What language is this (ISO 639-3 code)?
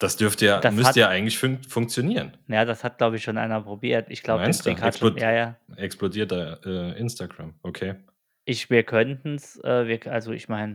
deu